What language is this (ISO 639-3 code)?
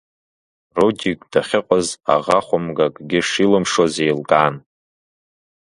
abk